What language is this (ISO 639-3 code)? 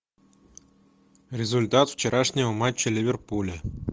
rus